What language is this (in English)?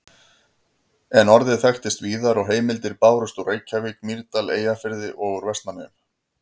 Icelandic